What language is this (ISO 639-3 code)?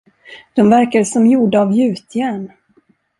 swe